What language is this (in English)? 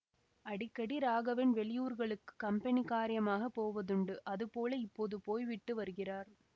Tamil